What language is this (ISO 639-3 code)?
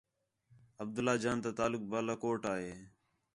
xhe